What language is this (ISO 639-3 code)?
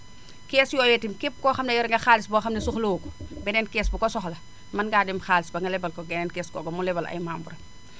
wol